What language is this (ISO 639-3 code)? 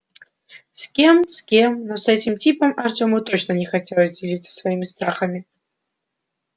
rus